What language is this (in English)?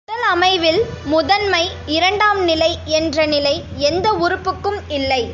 Tamil